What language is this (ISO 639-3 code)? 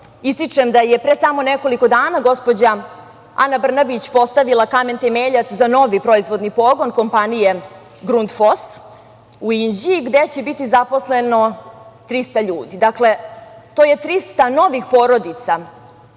srp